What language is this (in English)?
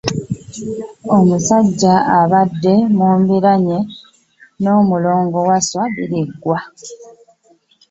Ganda